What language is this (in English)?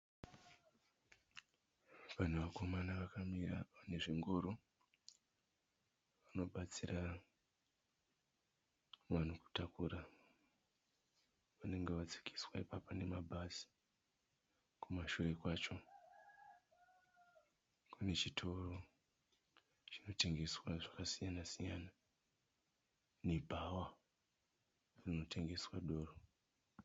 Shona